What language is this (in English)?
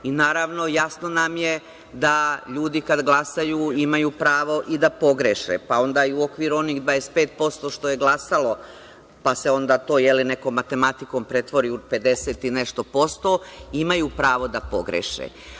Serbian